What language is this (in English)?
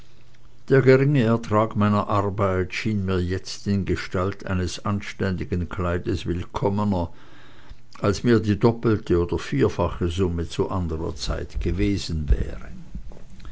German